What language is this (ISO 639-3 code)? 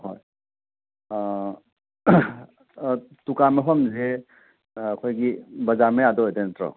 mni